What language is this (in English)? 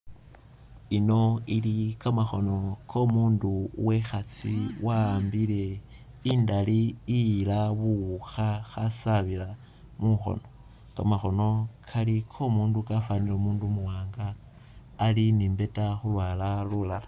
Masaaba